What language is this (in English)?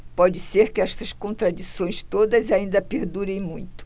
Portuguese